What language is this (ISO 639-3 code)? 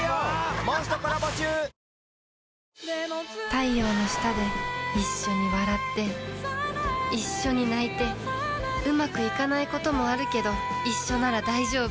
jpn